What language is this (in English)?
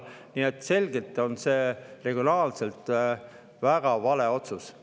Estonian